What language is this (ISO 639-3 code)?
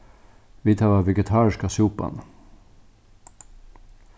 fao